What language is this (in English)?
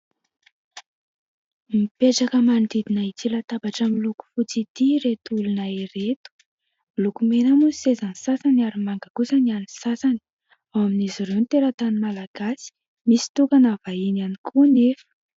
Malagasy